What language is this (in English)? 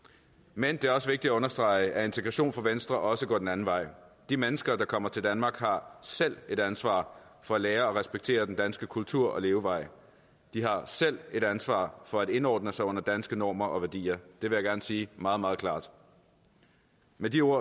Danish